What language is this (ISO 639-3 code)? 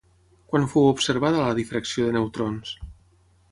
cat